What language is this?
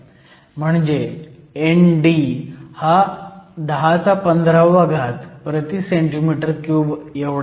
Marathi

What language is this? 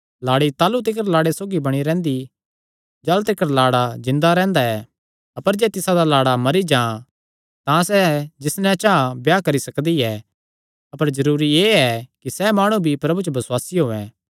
Kangri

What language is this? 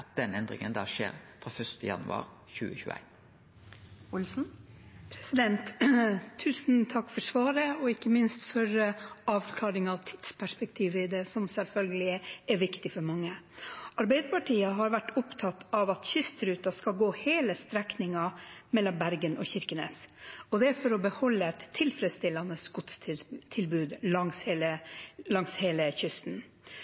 Norwegian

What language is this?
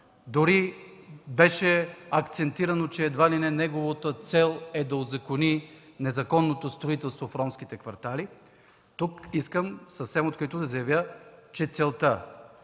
Bulgarian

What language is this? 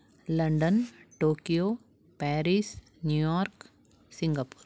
Sanskrit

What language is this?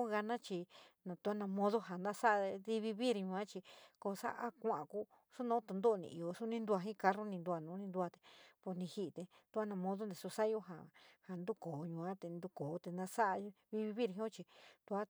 San Miguel El Grande Mixtec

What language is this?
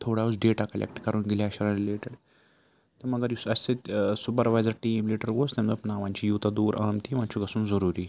Kashmiri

